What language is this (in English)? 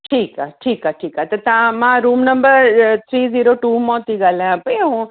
Sindhi